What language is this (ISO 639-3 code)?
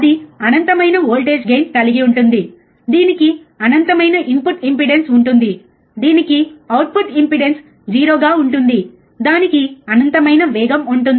tel